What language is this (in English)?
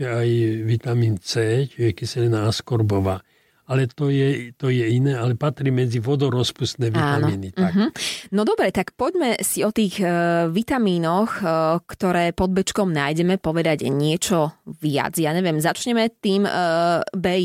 Slovak